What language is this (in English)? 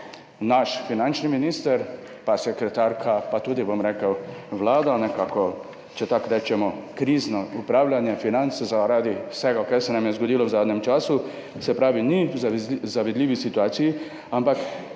Slovenian